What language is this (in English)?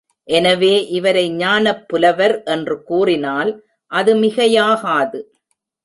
Tamil